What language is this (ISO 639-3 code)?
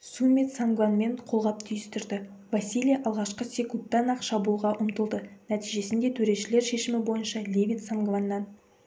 kaz